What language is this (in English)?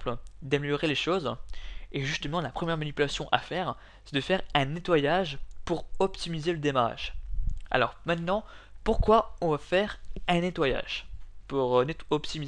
French